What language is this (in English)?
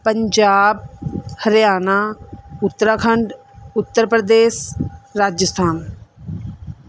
Punjabi